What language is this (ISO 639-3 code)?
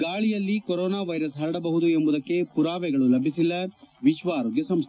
kan